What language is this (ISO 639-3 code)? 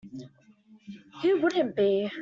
eng